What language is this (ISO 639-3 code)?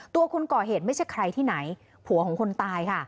tha